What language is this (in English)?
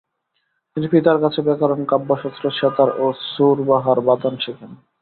Bangla